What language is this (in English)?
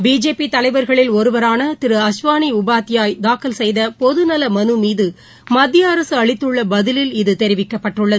Tamil